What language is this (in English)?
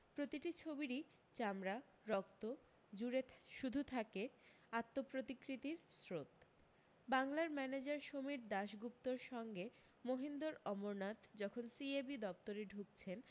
Bangla